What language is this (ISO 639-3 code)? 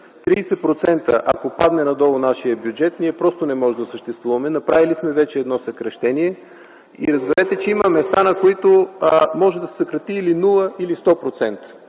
bul